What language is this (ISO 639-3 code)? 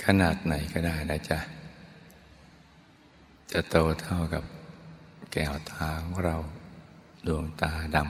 tha